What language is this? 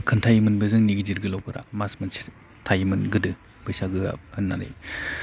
Bodo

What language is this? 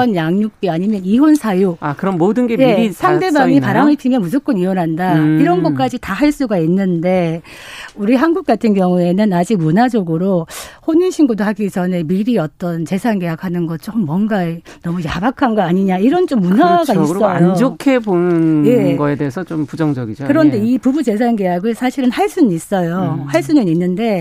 Korean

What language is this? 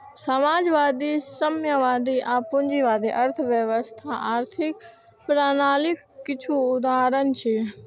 Maithili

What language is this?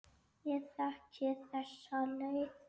Icelandic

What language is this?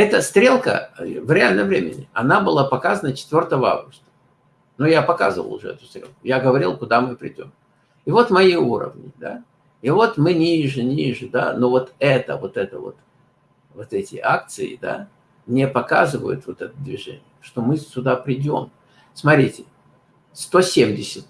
Russian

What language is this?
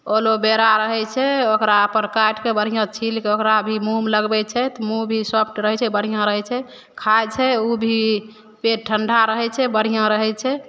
Maithili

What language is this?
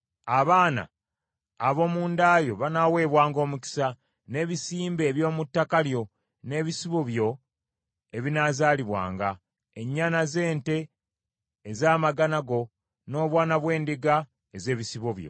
Ganda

